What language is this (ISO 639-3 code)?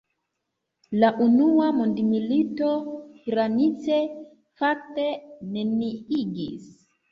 epo